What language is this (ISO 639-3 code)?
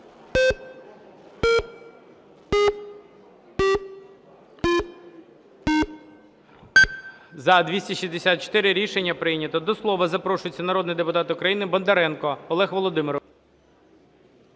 ukr